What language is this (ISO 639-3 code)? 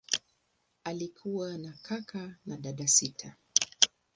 swa